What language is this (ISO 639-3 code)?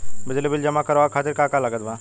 bho